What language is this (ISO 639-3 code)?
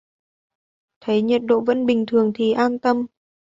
vie